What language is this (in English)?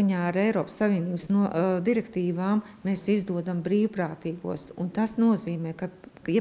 Latvian